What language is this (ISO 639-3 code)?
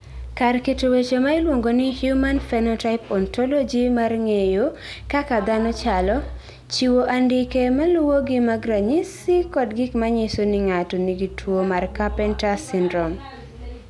luo